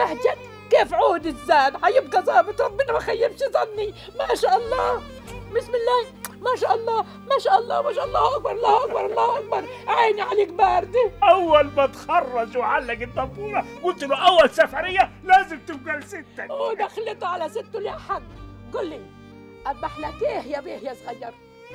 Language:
Arabic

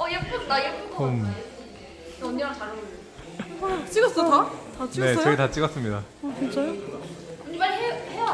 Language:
Korean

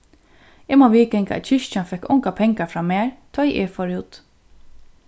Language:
Faroese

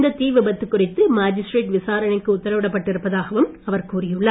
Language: Tamil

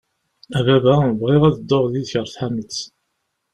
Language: Kabyle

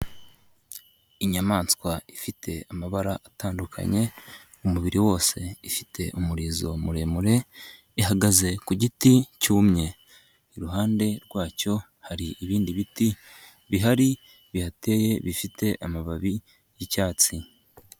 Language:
Kinyarwanda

